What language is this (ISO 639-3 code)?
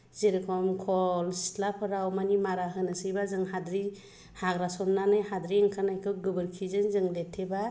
brx